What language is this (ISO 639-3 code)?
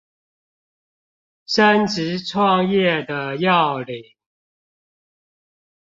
zho